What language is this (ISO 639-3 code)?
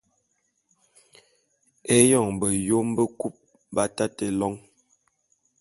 bum